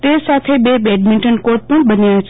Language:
Gujarati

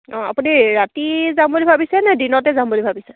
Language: Assamese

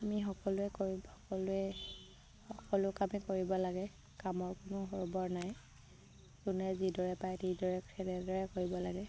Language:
Assamese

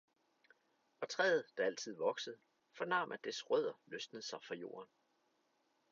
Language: Danish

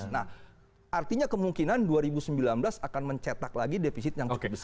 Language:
Indonesian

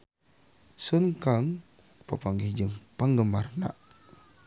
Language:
Sundanese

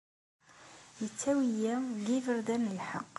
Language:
Kabyle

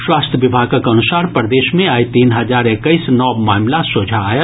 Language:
Maithili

